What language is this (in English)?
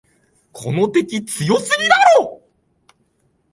Japanese